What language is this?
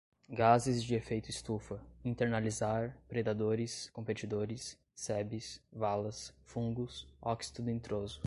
Portuguese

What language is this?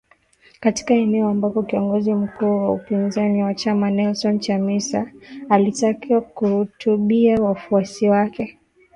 Swahili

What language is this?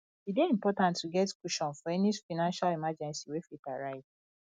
Nigerian Pidgin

